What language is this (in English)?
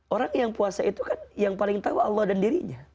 Indonesian